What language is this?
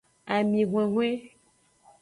Aja (Benin)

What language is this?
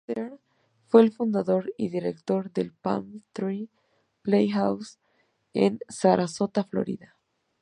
Spanish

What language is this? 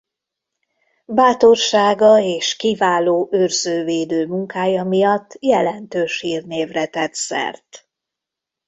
Hungarian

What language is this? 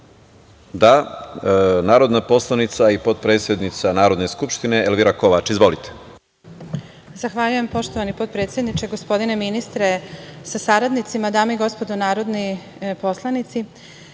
Serbian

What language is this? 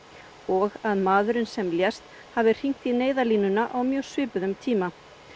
Icelandic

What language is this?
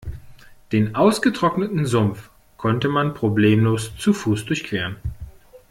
German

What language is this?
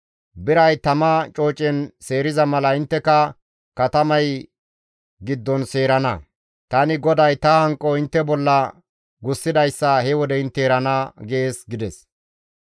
Gamo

